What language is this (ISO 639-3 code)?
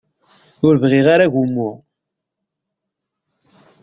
kab